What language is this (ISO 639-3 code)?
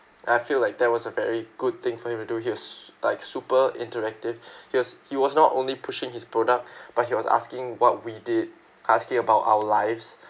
eng